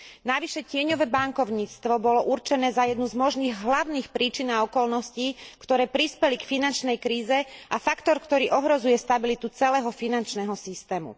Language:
Slovak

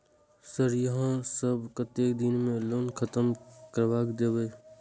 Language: Maithili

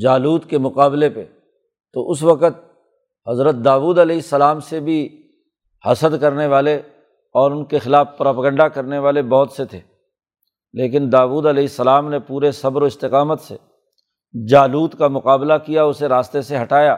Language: Urdu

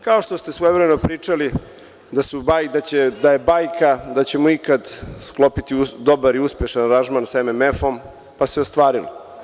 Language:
Serbian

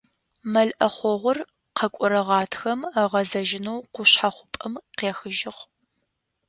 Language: Adyghe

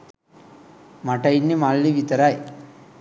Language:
Sinhala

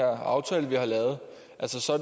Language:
Danish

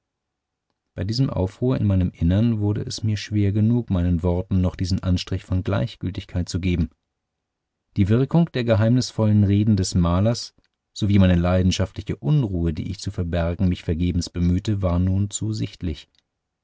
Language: German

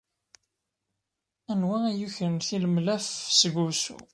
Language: Kabyle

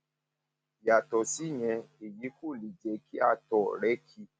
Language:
Yoruba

